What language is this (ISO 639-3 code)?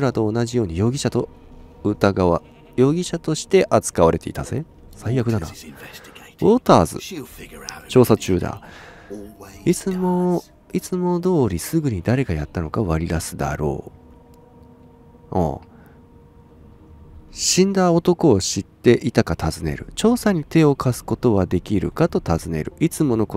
jpn